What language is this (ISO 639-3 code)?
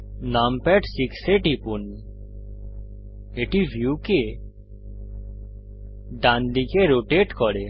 ben